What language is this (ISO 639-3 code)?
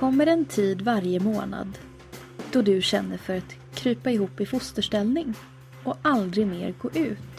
swe